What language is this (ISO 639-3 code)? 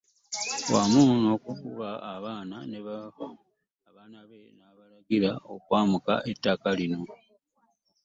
lug